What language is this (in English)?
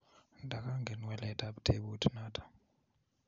Kalenjin